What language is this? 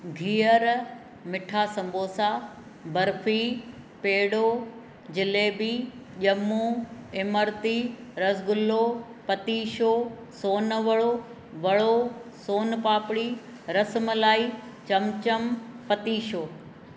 Sindhi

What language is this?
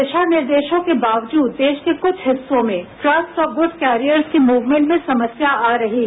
Hindi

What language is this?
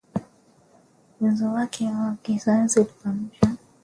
Swahili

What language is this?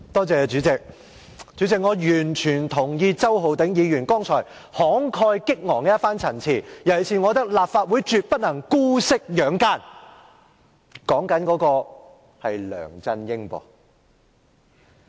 Cantonese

